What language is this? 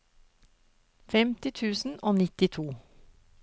Norwegian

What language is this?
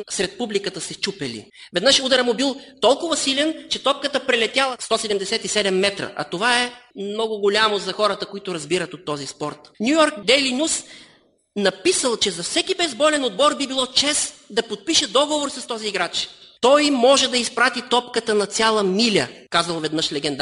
Bulgarian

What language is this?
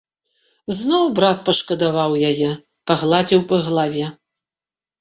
Belarusian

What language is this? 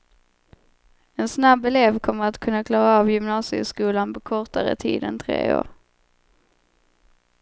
Swedish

